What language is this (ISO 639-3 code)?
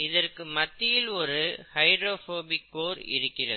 tam